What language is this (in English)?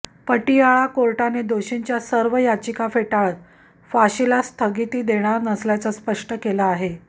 Marathi